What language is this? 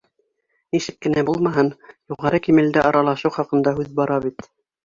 Bashkir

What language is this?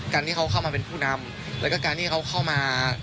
Thai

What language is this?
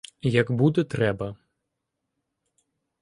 Ukrainian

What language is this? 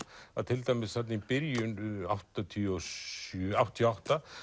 Icelandic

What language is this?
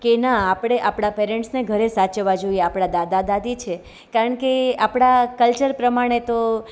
Gujarati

